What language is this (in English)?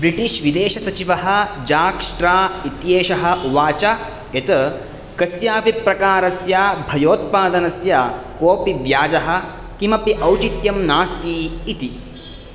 Sanskrit